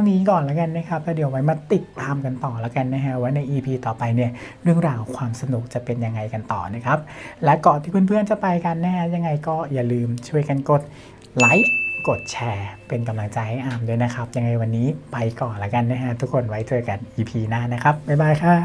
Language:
Thai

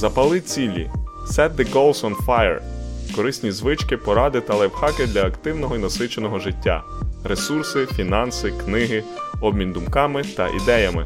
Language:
Ukrainian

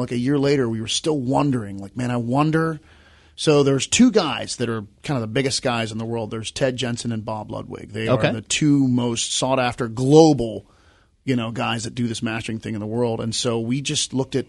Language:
English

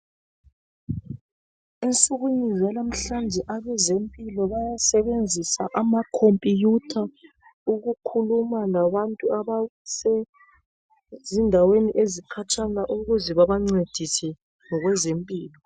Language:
North Ndebele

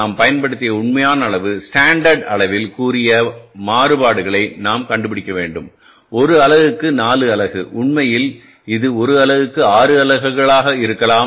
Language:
Tamil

